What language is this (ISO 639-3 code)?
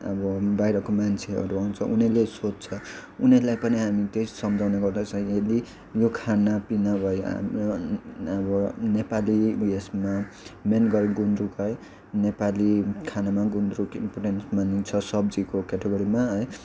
nep